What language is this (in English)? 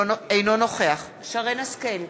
Hebrew